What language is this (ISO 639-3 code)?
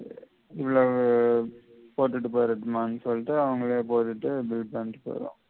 tam